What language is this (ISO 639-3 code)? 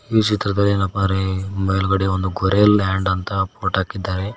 kan